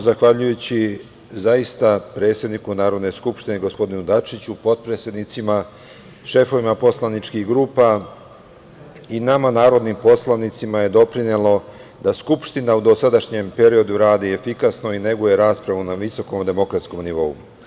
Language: Serbian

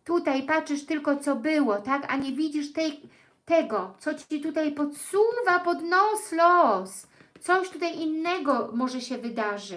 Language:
Polish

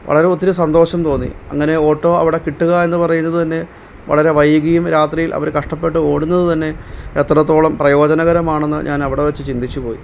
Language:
Malayalam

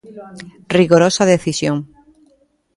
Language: Galician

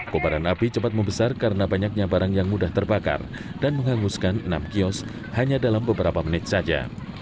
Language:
Indonesian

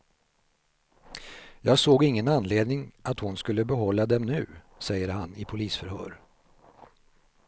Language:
Swedish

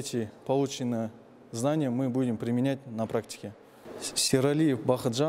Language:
Russian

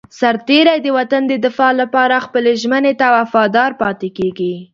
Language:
Pashto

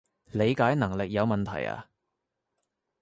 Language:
Cantonese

